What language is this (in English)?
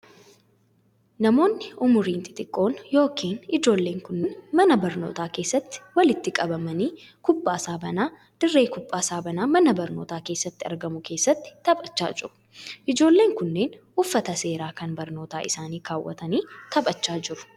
Oromo